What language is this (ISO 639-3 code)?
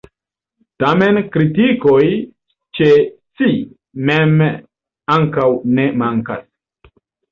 epo